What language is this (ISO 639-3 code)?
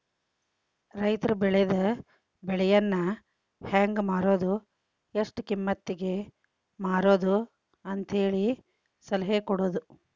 kan